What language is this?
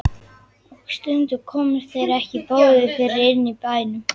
Icelandic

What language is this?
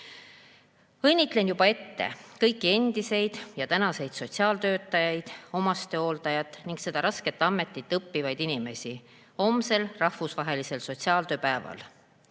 Estonian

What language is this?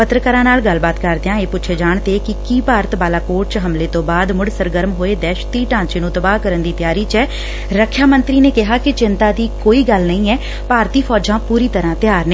Punjabi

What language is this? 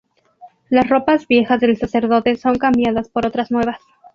Spanish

